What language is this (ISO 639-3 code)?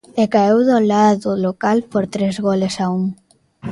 glg